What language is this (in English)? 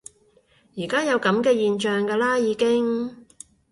Cantonese